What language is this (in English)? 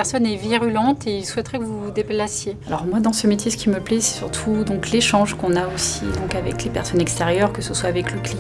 French